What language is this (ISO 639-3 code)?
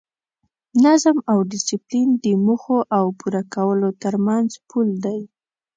pus